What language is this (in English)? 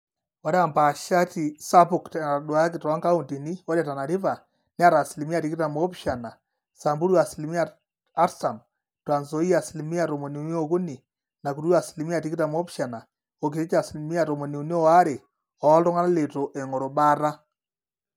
Masai